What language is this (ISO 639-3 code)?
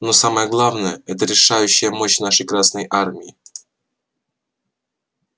rus